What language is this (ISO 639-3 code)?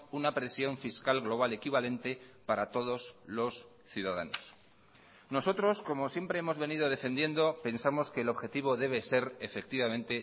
spa